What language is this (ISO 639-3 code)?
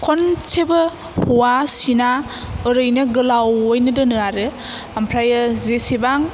brx